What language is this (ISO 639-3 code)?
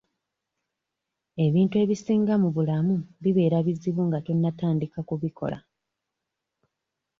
lug